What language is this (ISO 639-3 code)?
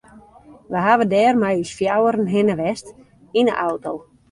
fry